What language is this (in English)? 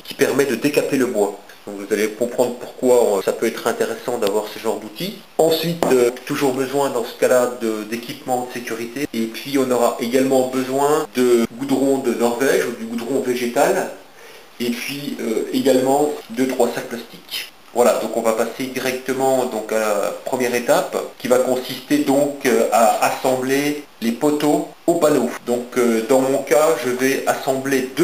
French